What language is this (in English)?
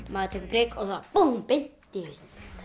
Icelandic